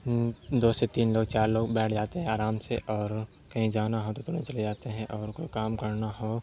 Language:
Urdu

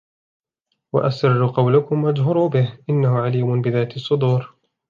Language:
Arabic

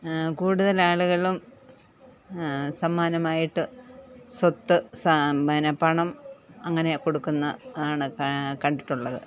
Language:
Malayalam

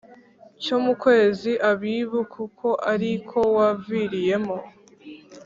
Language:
Kinyarwanda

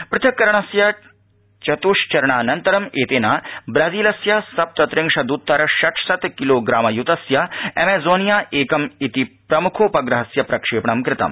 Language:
Sanskrit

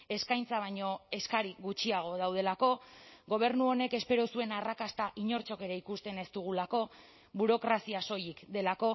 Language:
Basque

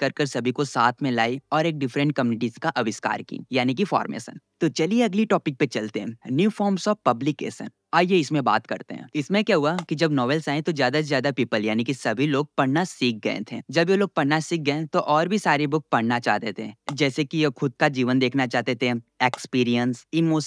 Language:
Hindi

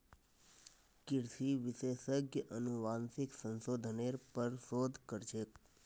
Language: Magahi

